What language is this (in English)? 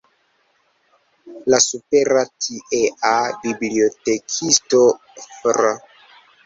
Esperanto